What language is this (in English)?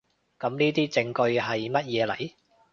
Cantonese